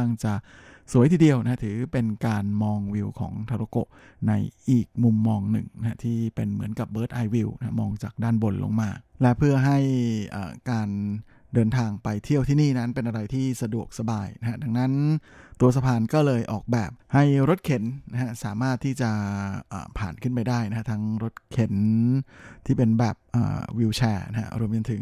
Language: Thai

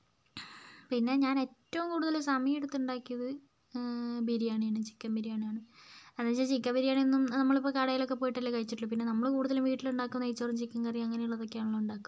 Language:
Malayalam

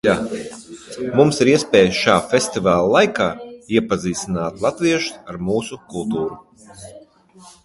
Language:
Latvian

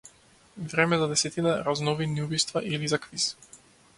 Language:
Macedonian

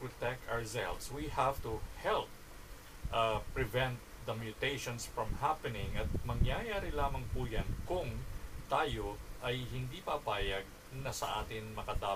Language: Filipino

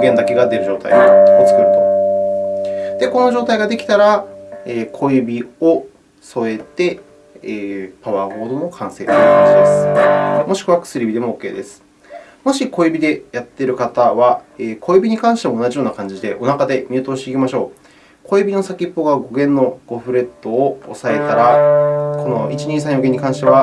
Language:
Japanese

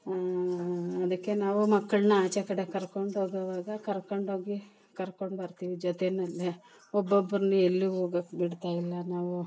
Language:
Kannada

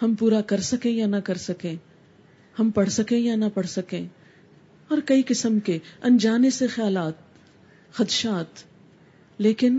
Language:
Urdu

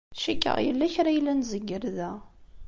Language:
Kabyle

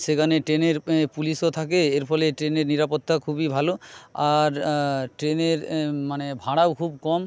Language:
Bangla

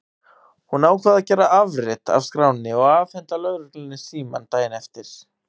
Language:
Icelandic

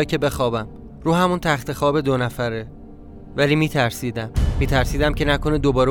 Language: Persian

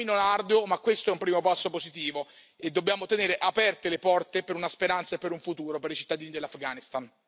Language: Italian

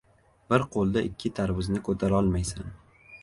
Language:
Uzbek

